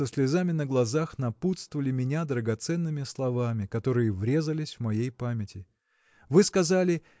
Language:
Russian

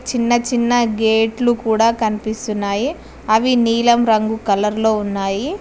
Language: Telugu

